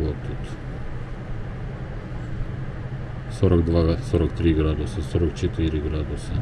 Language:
Russian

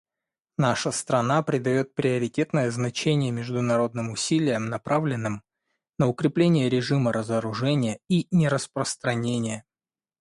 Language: Russian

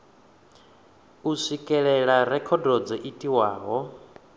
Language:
Venda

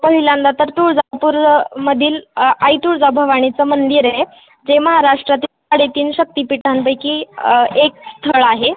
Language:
Marathi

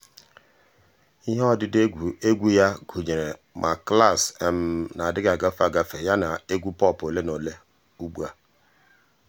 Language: Igbo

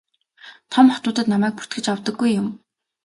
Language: Mongolian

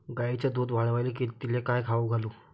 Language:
Marathi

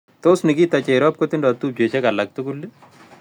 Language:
Kalenjin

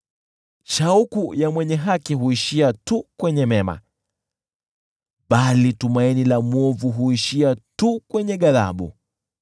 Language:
Swahili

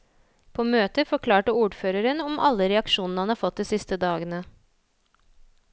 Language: Norwegian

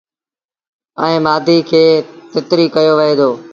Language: Sindhi Bhil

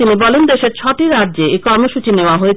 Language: Bangla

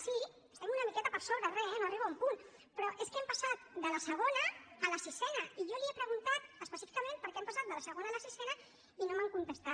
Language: Catalan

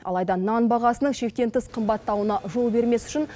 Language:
Kazakh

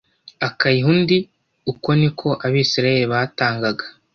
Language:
Kinyarwanda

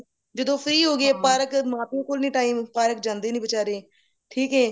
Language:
Punjabi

